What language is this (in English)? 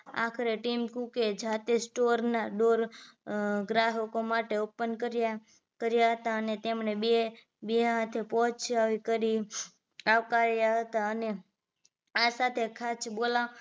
Gujarati